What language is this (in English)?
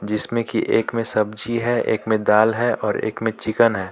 Hindi